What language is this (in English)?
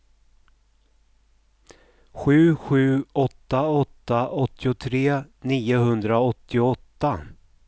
Swedish